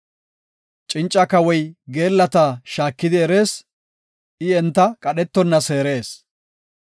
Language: Gofa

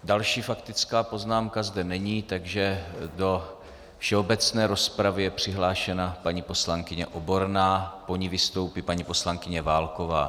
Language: Czech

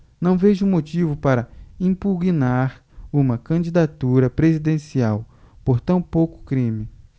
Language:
Portuguese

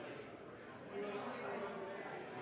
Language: Norwegian Bokmål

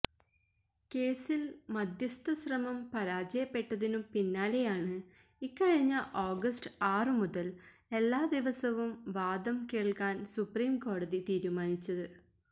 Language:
Malayalam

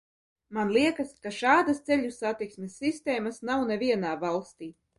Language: Latvian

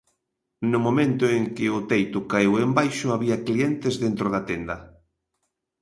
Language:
Galician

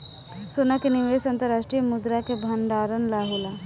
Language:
Bhojpuri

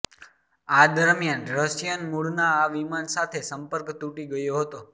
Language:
Gujarati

